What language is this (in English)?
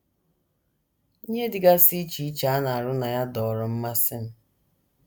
Igbo